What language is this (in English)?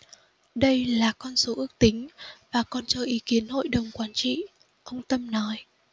Vietnamese